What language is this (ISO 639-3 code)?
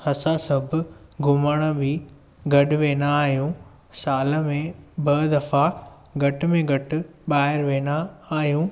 snd